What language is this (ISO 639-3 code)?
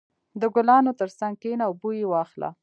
pus